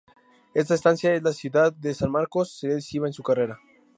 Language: Spanish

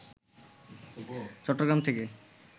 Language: Bangla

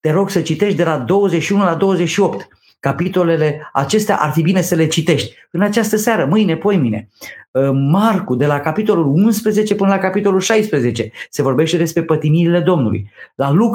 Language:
Romanian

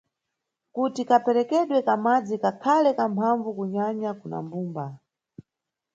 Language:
Nyungwe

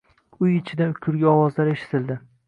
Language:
Uzbek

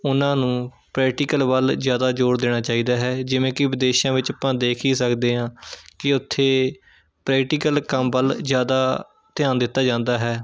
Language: Punjabi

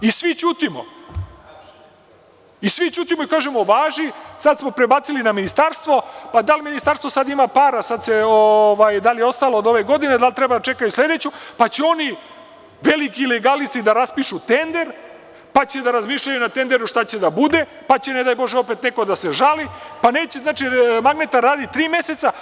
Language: Serbian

